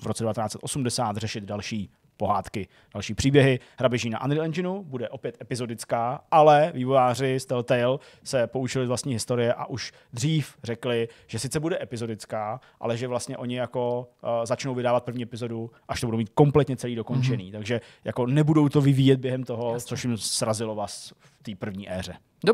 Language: Czech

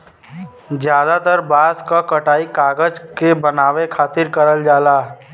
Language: Bhojpuri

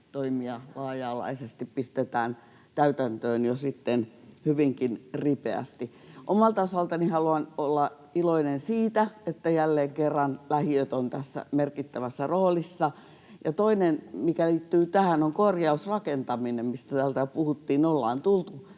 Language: Finnish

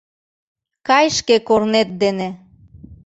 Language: Mari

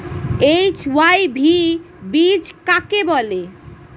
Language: Bangla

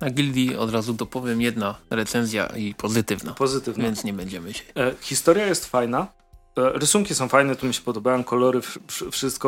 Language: Polish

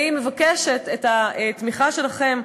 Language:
Hebrew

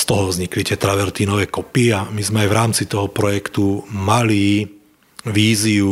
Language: Slovak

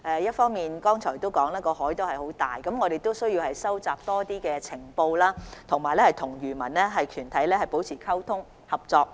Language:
Cantonese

